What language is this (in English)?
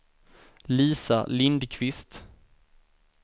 Swedish